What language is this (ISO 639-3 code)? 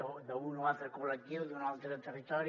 cat